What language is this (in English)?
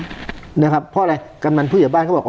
Thai